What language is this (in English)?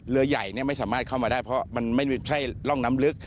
Thai